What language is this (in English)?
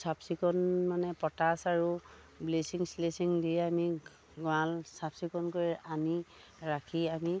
Assamese